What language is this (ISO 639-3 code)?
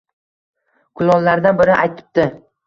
uzb